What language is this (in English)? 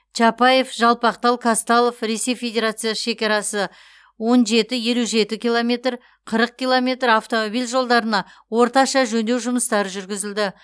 Kazakh